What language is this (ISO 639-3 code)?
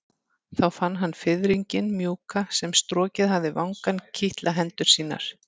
isl